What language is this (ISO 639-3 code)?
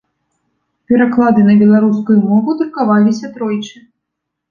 bel